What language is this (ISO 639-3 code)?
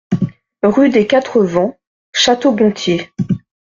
fra